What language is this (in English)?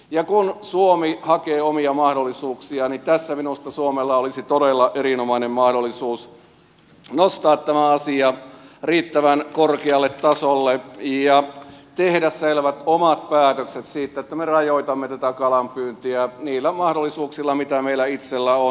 Finnish